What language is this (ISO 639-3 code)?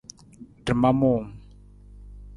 nmz